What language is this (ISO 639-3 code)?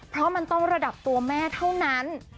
tha